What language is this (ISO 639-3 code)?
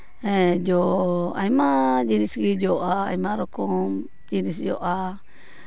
sat